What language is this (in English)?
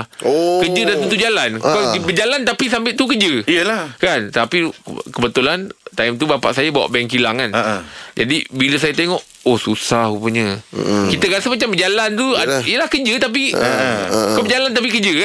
Malay